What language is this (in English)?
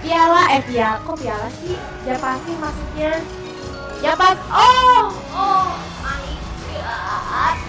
Indonesian